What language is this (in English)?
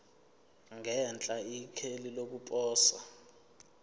Zulu